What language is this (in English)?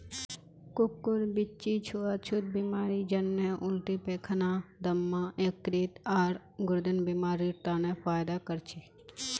Magahi